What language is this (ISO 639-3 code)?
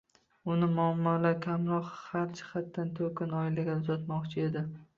uzb